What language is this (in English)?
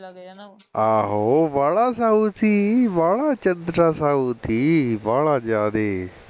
Punjabi